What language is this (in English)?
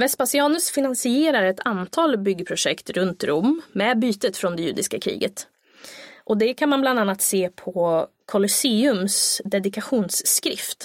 Swedish